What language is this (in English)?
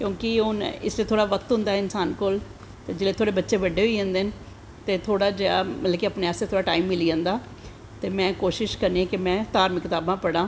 Dogri